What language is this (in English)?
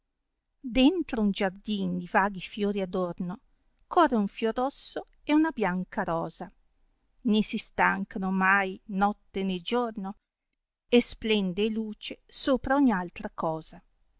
Italian